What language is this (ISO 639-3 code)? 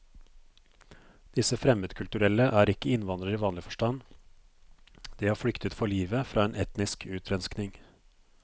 nor